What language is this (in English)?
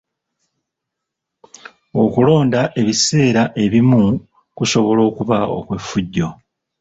Ganda